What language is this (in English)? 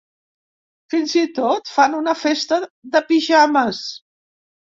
Catalan